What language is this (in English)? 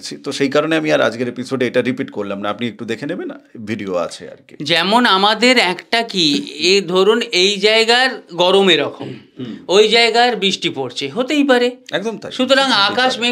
Bangla